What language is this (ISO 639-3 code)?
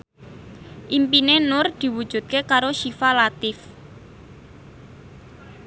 jav